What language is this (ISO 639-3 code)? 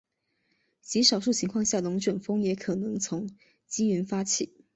zho